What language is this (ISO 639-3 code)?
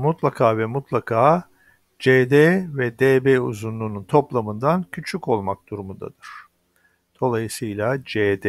tur